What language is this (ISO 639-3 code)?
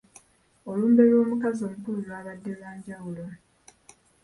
lug